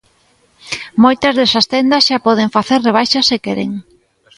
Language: Galician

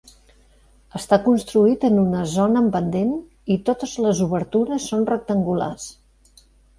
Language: Catalan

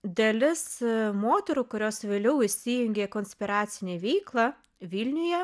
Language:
Lithuanian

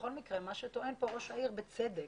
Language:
Hebrew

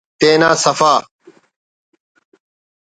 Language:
Brahui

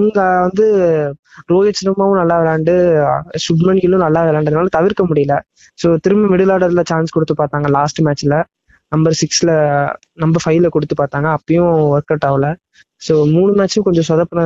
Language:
Tamil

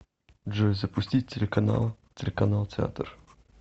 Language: Russian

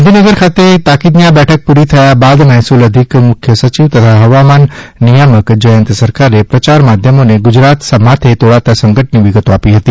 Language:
Gujarati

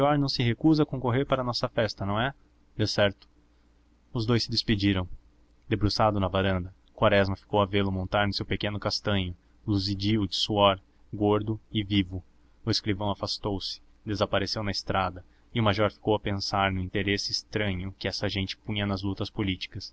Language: Portuguese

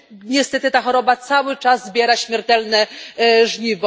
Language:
Polish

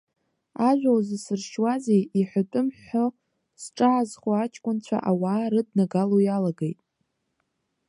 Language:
Abkhazian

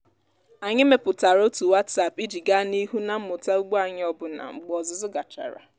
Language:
Igbo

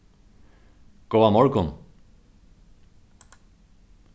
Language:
Faroese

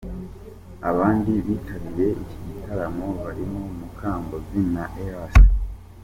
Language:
Kinyarwanda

